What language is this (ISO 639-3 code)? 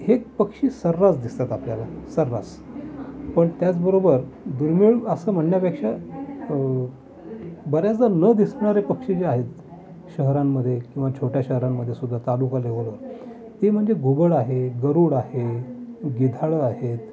mar